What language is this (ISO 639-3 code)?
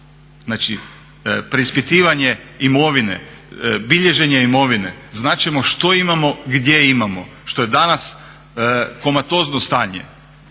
hrv